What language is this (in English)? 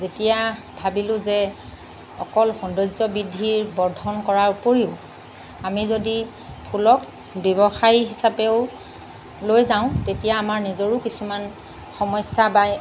Assamese